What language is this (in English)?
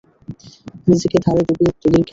Bangla